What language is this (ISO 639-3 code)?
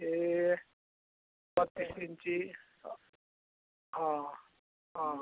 nep